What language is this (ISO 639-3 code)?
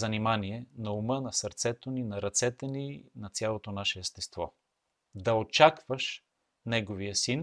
bul